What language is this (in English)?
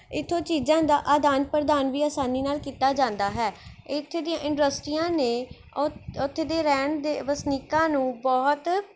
Punjabi